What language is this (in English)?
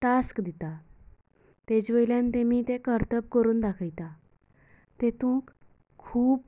Konkani